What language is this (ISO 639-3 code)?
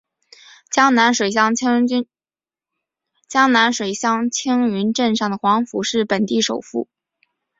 zho